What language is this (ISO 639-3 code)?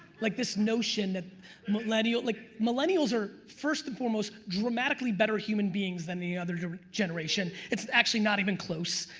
eng